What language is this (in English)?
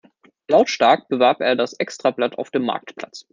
German